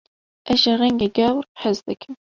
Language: Kurdish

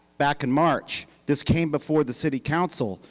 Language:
English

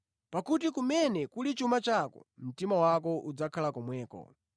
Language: Nyanja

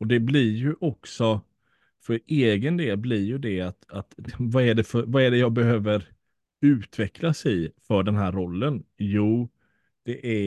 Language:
Swedish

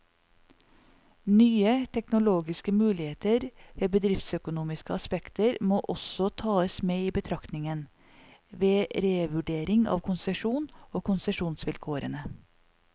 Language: Norwegian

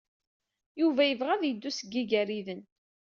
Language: Kabyle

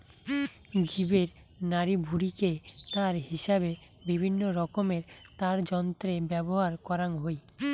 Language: Bangla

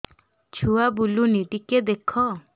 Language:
Odia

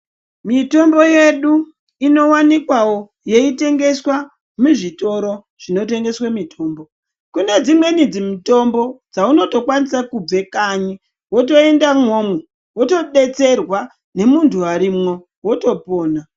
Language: Ndau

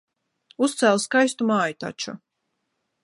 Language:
Latvian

